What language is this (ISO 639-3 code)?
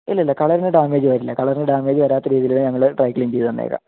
mal